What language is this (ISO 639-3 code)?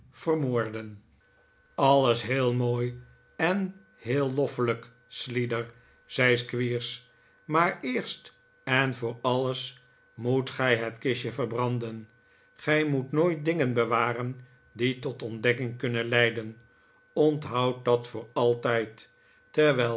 nld